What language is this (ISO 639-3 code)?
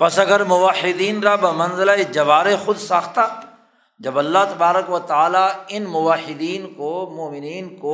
urd